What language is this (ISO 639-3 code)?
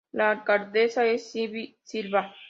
spa